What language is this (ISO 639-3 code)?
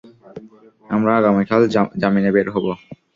ben